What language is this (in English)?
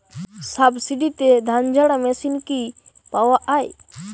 Bangla